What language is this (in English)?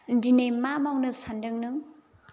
Bodo